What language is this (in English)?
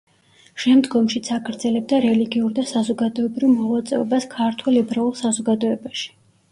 Georgian